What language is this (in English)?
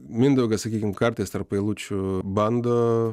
Lithuanian